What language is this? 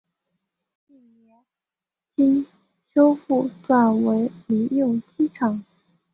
Chinese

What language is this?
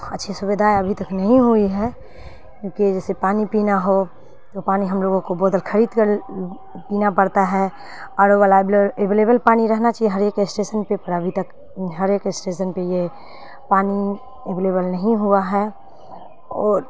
Urdu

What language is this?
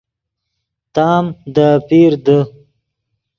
Yidgha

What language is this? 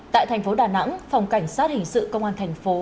Vietnamese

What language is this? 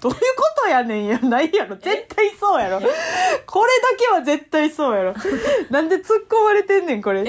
Japanese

